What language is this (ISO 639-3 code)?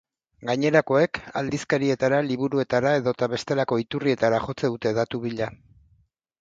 eus